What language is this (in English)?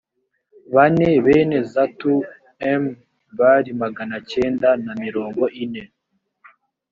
Kinyarwanda